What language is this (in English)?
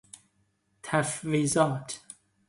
Persian